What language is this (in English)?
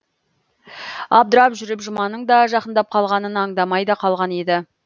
Kazakh